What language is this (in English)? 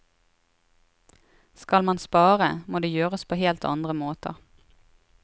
Norwegian